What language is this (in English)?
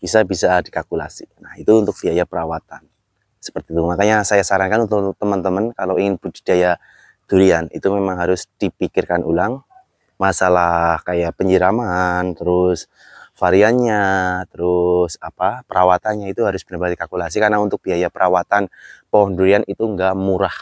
Indonesian